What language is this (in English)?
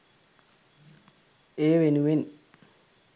Sinhala